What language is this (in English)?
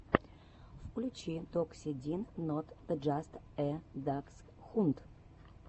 Russian